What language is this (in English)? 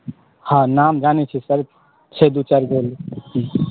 Maithili